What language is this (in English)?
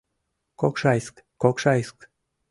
Mari